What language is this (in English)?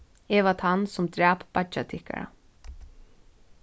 Faroese